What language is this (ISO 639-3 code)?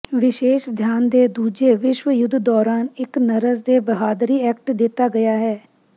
pan